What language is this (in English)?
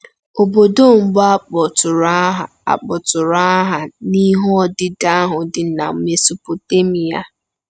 Igbo